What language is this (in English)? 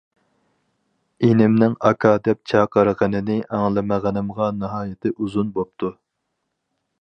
Uyghur